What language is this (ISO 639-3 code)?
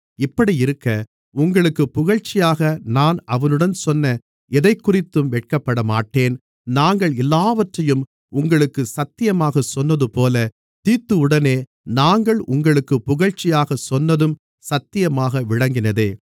tam